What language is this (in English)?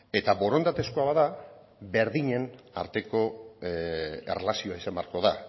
Basque